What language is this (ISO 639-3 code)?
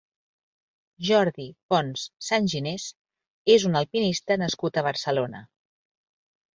cat